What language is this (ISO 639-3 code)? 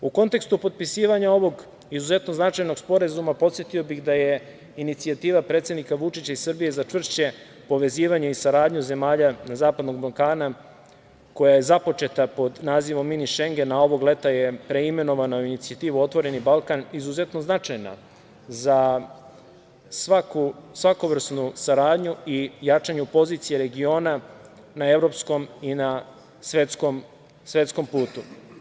srp